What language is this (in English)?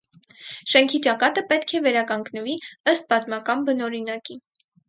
Armenian